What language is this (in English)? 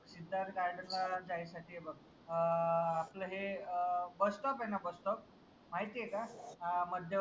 Marathi